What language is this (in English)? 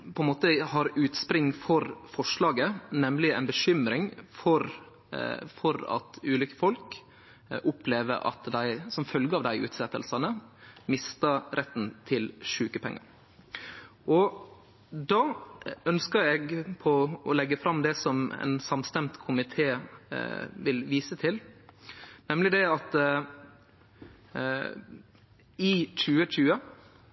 Norwegian Nynorsk